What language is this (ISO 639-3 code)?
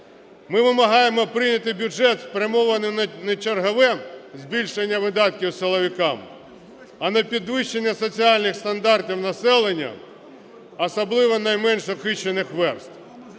ukr